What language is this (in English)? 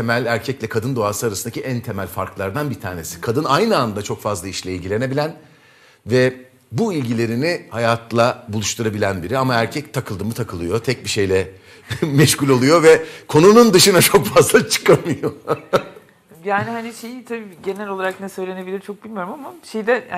Turkish